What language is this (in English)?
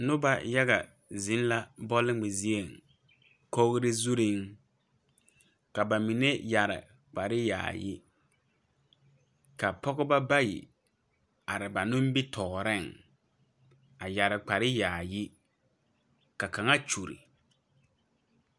Southern Dagaare